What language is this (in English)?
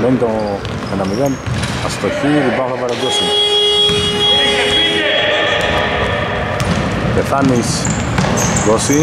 Greek